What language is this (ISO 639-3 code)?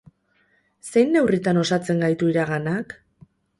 eus